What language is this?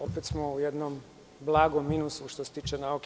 Serbian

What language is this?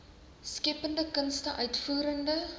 Afrikaans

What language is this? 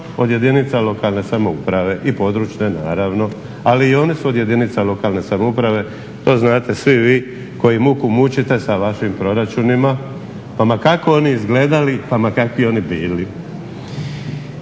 Croatian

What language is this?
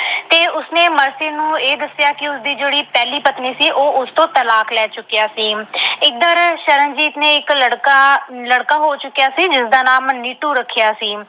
Punjabi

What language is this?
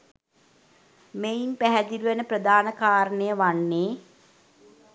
Sinhala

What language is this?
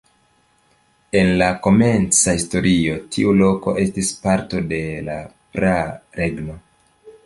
Esperanto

